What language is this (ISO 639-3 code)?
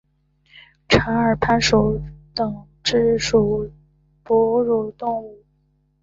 zho